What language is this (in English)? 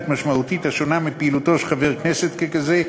Hebrew